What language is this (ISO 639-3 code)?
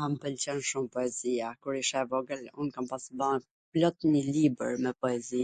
aln